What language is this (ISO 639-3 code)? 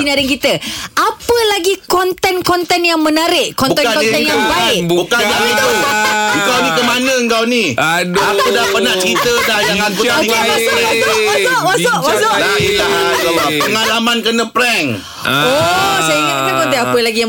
msa